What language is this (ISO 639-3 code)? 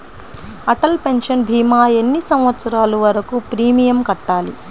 tel